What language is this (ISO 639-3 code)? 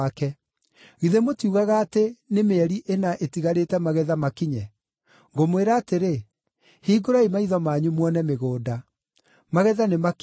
kik